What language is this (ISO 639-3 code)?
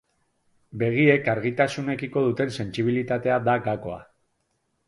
eus